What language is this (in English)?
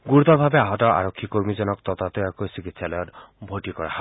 Assamese